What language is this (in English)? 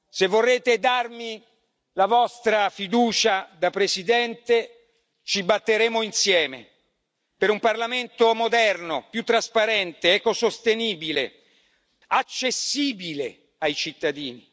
Italian